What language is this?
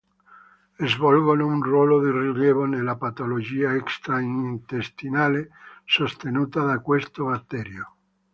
Italian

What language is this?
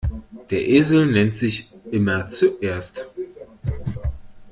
German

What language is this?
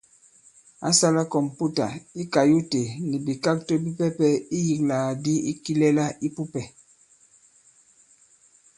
Bankon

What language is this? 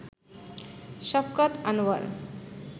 Bangla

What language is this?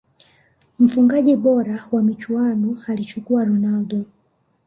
Swahili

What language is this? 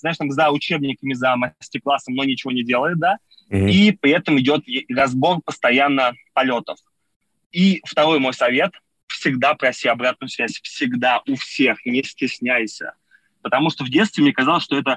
Russian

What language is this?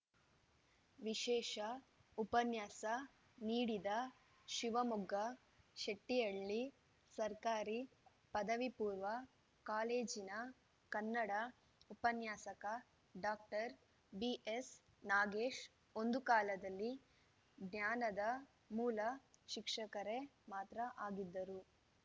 Kannada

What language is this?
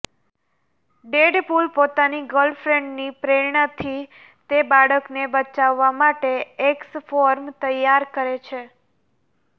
Gujarati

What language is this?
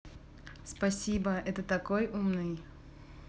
Russian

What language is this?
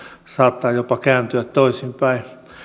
Finnish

